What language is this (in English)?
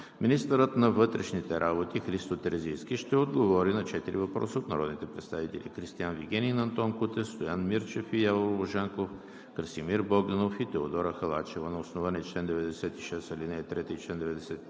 Bulgarian